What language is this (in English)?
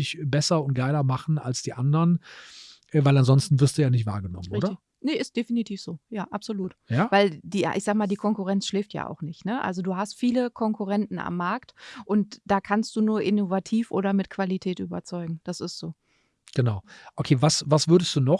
German